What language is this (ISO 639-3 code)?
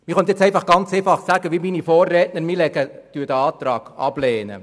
gsw